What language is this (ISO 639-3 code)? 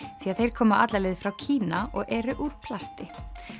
isl